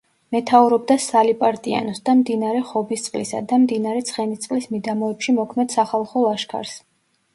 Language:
Georgian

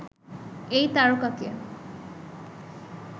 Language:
Bangla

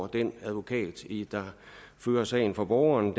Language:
Danish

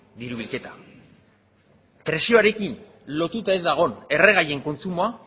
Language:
Basque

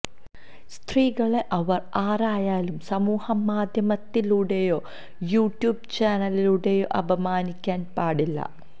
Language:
Malayalam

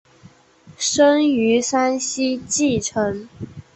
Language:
Chinese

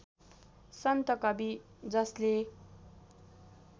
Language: Nepali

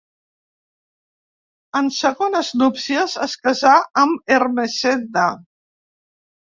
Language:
Catalan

